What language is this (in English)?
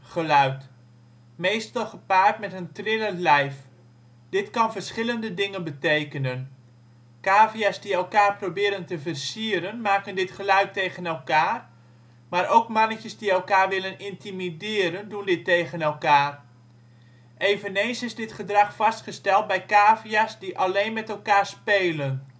Dutch